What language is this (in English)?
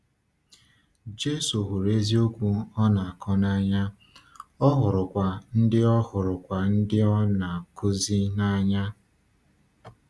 Igbo